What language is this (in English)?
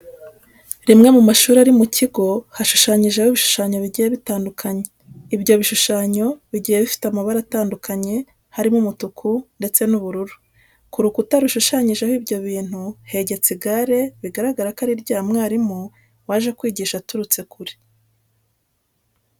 Kinyarwanda